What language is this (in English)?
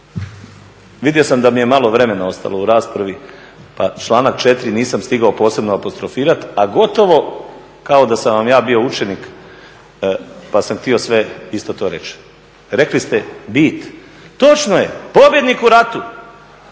Croatian